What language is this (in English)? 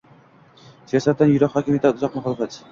Uzbek